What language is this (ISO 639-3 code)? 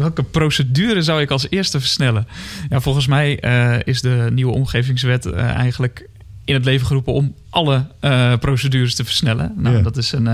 nld